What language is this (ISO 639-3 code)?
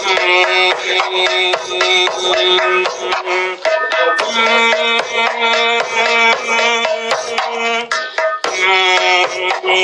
tur